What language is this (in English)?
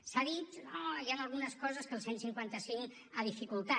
Catalan